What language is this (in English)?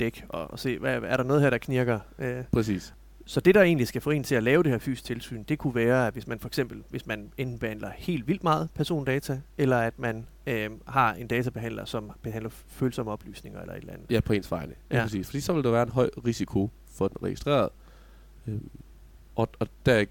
Danish